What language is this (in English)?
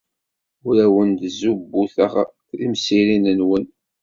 Kabyle